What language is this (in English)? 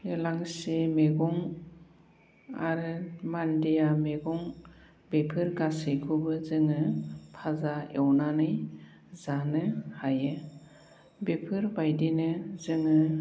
Bodo